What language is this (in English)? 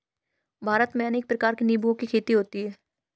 Hindi